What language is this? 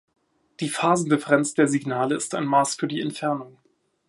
German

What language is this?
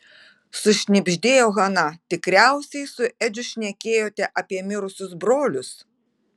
Lithuanian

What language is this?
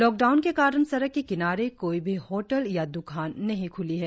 Hindi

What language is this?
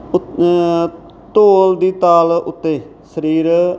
Punjabi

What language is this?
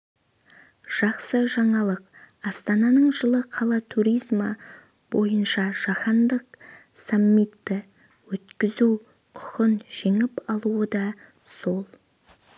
Kazakh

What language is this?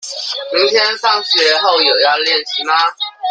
Chinese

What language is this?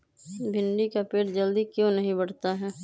Magahi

